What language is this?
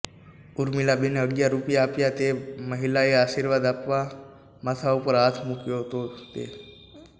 Gujarati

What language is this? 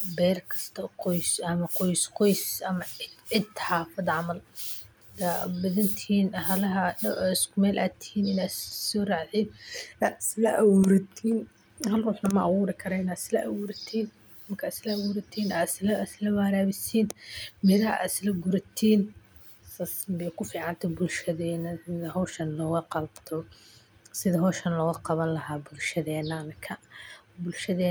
Somali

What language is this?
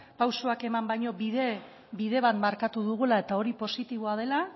Basque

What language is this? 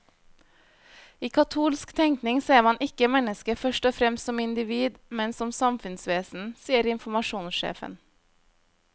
Norwegian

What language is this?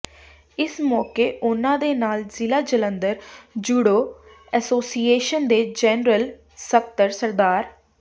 Punjabi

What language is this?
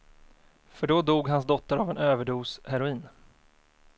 Swedish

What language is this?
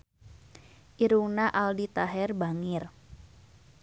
Sundanese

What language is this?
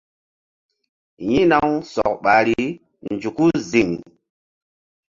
Mbum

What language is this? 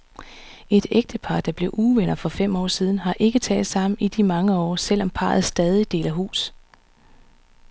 Danish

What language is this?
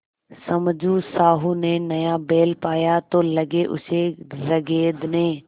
Hindi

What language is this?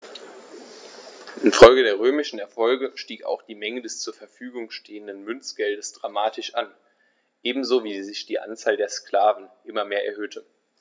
German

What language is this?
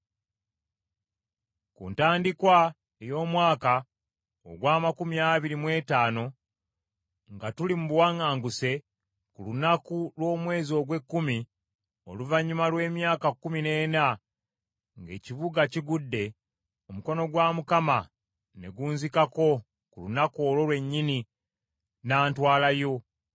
Ganda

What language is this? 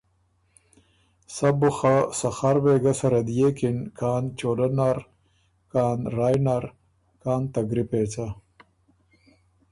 Ormuri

